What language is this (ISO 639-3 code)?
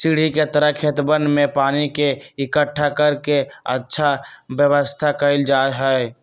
mag